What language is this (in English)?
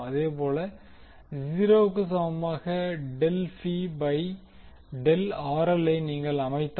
Tamil